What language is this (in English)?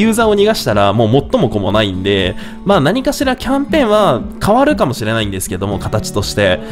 Japanese